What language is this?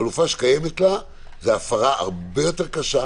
Hebrew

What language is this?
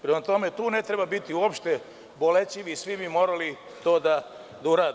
Serbian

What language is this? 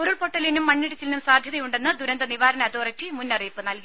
Malayalam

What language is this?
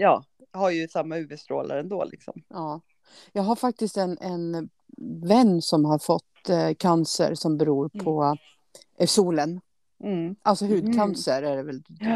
Swedish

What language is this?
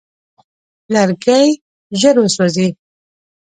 Pashto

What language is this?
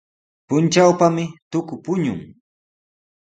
Sihuas Ancash Quechua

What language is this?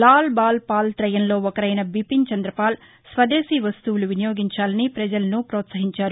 Telugu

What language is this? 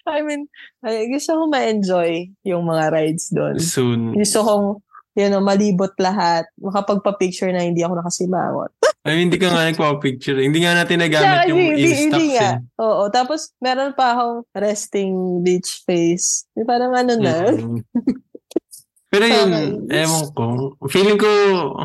Filipino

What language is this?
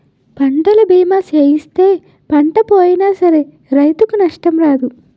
Telugu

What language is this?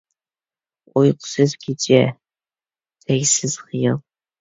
Uyghur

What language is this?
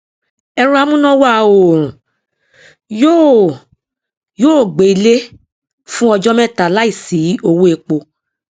Yoruba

